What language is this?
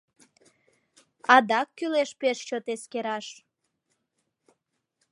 Mari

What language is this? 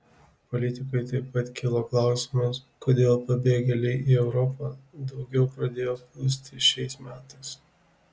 Lithuanian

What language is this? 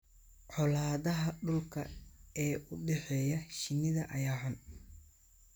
Somali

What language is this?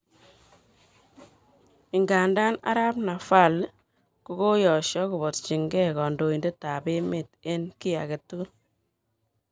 Kalenjin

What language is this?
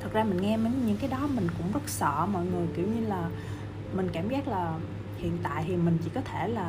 Vietnamese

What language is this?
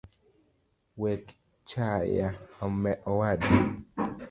Luo (Kenya and Tanzania)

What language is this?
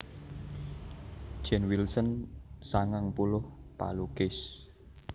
Javanese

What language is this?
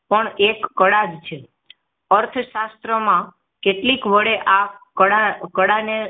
Gujarati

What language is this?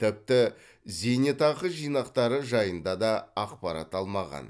Kazakh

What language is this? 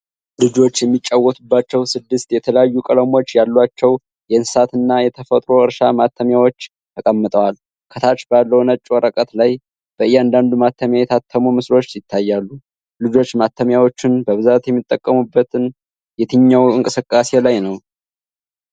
Amharic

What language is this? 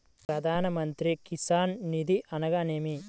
Telugu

